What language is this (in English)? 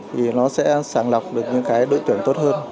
Vietnamese